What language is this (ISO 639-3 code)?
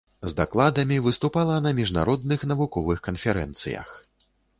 bel